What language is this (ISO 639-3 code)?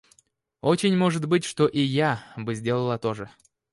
rus